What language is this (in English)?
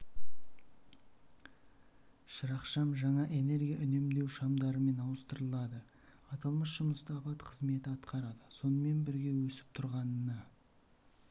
Kazakh